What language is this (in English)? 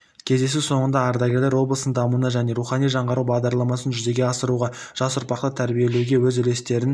Kazakh